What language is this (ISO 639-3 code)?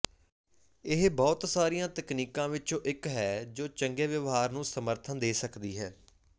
pan